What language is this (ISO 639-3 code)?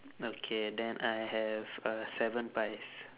eng